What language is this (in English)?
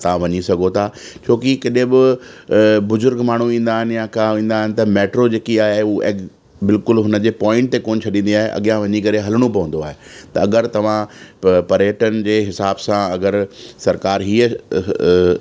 Sindhi